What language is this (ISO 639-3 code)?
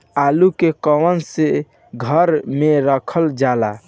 bho